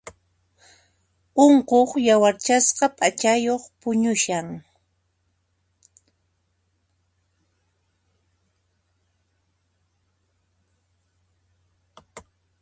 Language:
Puno Quechua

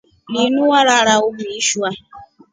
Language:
Rombo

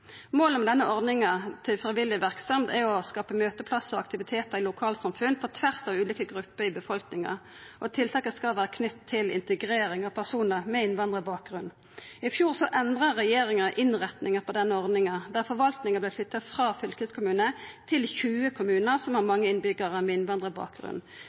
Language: Norwegian Nynorsk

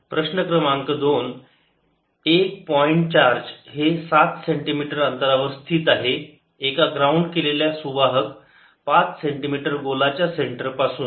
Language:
Marathi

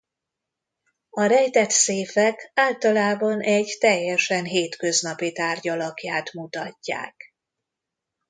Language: Hungarian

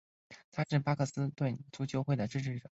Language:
Chinese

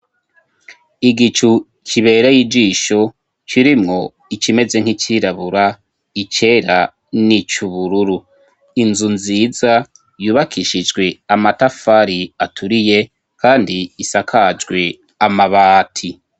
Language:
Rundi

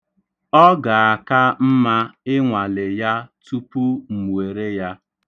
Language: Igbo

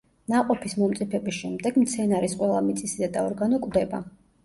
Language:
Georgian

